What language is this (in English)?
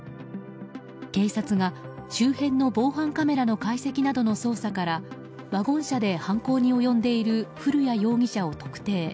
Japanese